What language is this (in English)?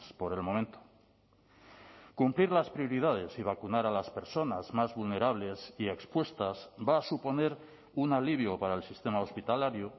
Spanish